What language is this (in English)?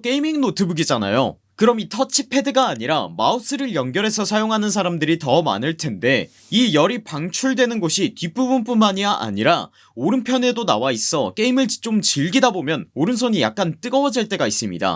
Korean